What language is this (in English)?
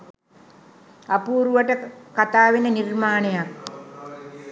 Sinhala